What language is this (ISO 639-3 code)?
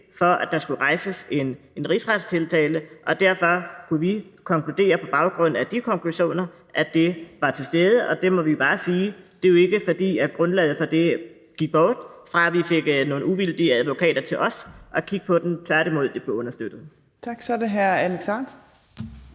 dan